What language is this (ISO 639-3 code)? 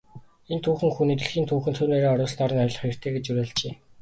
mon